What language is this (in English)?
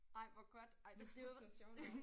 Danish